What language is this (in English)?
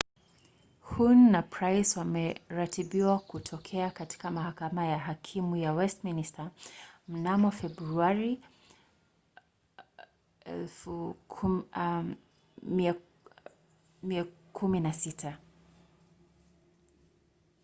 Swahili